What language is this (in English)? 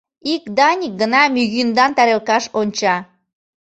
Mari